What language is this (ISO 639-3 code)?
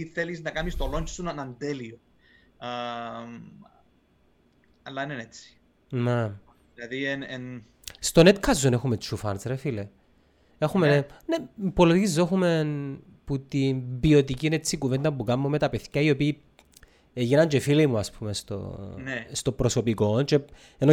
ell